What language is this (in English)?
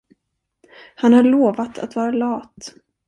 Swedish